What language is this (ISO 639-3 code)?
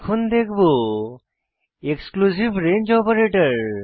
ben